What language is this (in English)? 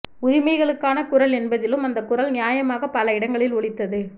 Tamil